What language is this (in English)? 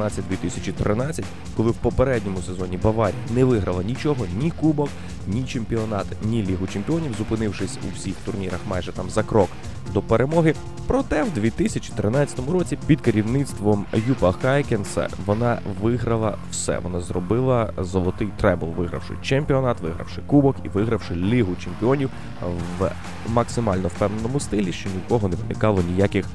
Ukrainian